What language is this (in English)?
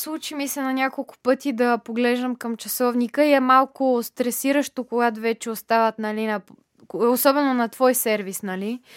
Bulgarian